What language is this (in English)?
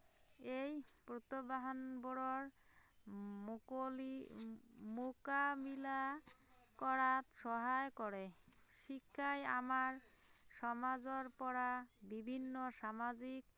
Assamese